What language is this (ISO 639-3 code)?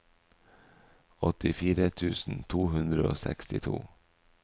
nor